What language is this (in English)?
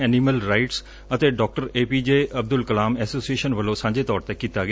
Punjabi